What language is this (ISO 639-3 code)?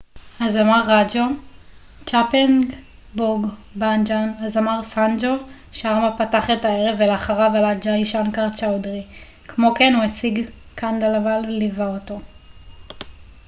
heb